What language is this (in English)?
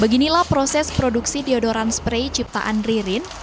Indonesian